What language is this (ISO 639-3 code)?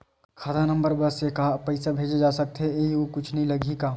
hne